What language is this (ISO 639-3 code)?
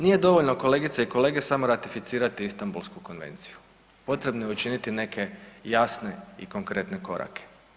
hrv